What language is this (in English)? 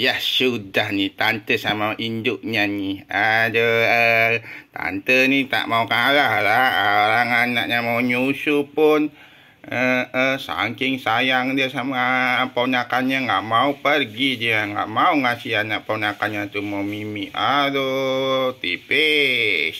Malay